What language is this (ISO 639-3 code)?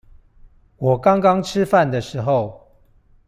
zho